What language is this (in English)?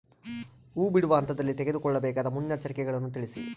Kannada